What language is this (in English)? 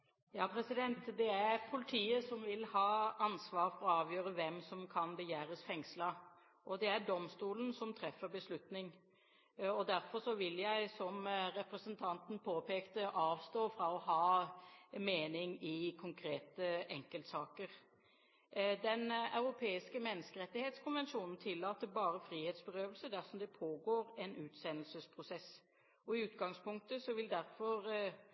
Norwegian Bokmål